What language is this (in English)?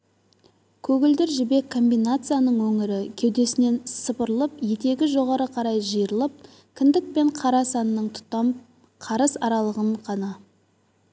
Kazakh